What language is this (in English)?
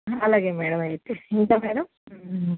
Telugu